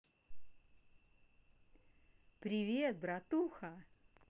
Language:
Russian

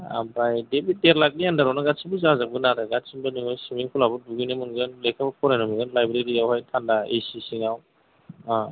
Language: Bodo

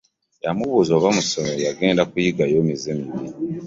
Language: Ganda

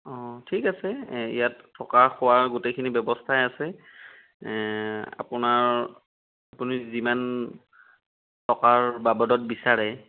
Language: Assamese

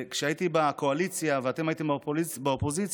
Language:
Hebrew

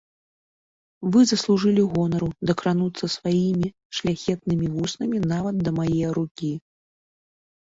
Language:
Belarusian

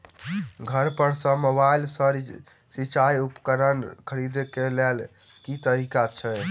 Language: Maithili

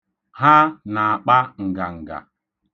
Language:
Igbo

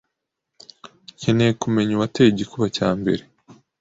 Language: Kinyarwanda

